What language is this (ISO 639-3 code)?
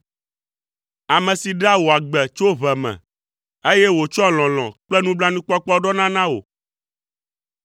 ewe